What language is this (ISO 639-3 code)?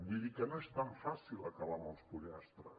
cat